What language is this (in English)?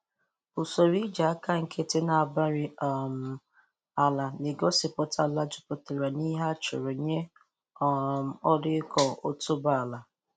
Igbo